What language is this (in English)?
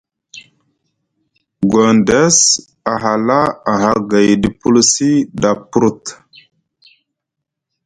Musgu